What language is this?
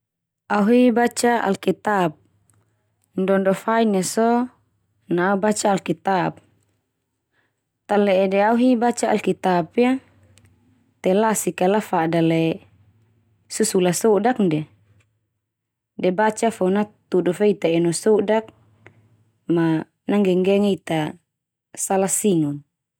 Termanu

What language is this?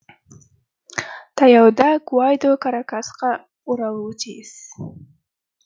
Kazakh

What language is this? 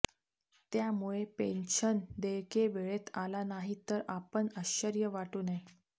Marathi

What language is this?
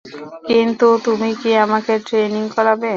Bangla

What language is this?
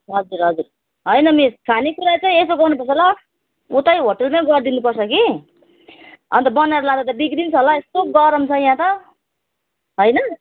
Nepali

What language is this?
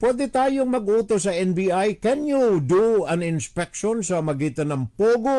Filipino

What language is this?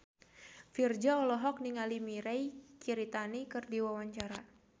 Sundanese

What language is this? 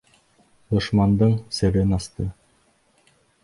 Bashkir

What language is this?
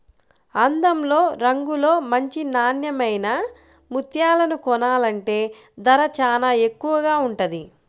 Telugu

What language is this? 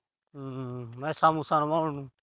Punjabi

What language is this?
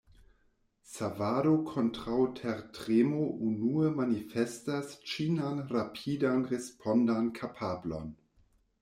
Esperanto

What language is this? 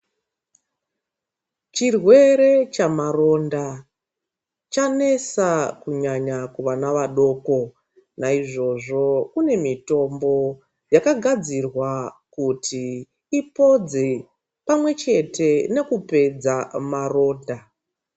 Ndau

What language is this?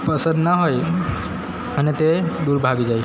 Gujarati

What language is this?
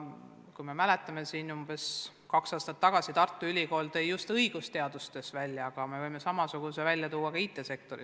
Estonian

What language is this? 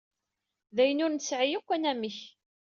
Kabyle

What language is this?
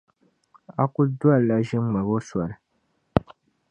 Dagbani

